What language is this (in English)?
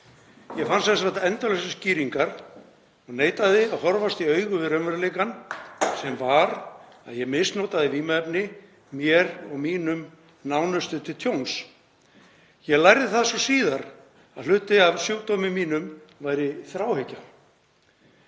Icelandic